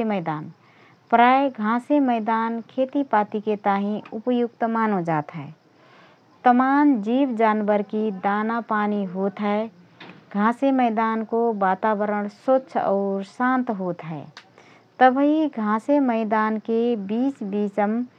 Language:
Rana Tharu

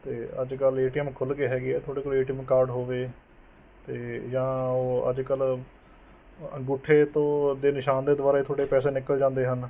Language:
Punjabi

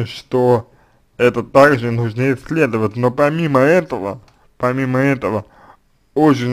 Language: Russian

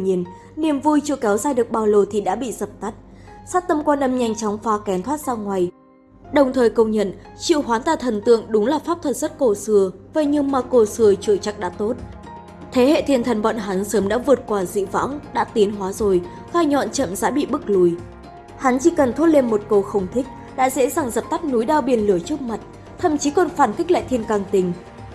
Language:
Vietnamese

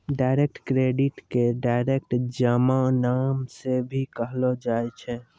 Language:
Maithili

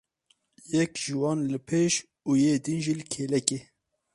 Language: Kurdish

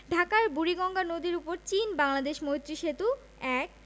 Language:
Bangla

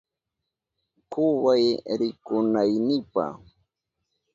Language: Southern Pastaza Quechua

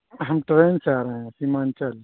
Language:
Urdu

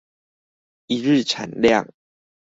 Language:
Chinese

